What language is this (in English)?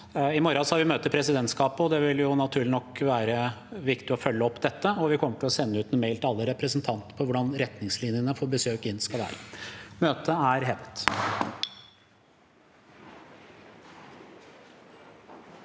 Norwegian